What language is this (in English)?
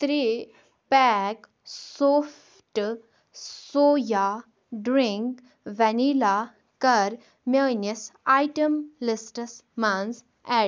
Kashmiri